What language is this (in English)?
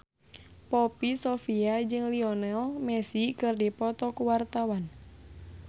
Sundanese